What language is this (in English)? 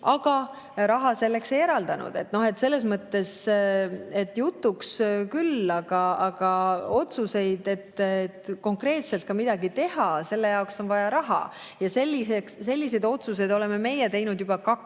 Estonian